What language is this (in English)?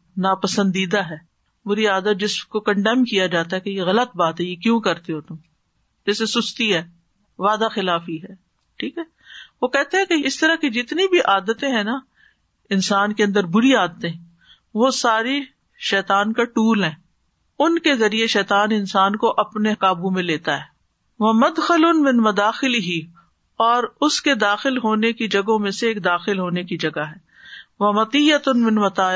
Urdu